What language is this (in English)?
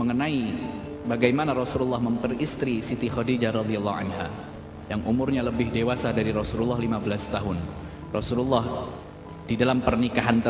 Indonesian